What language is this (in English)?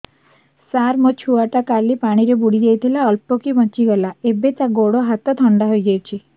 Odia